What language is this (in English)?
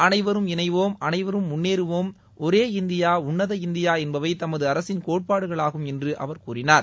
Tamil